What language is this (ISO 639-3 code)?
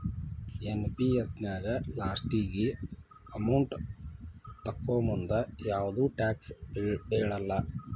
kan